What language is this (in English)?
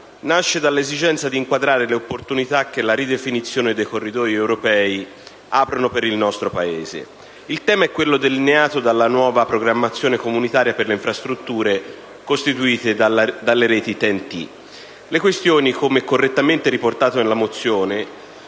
Italian